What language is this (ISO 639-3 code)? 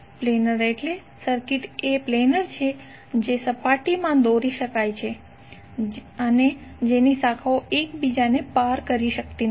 guj